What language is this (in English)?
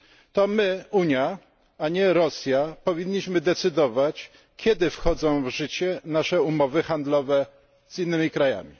Polish